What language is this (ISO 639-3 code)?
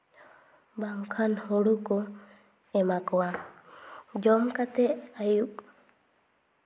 sat